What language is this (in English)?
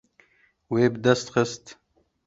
Kurdish